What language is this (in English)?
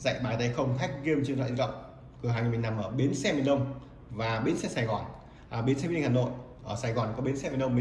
Vietnamese